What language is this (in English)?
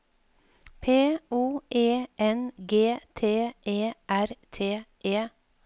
Norwegian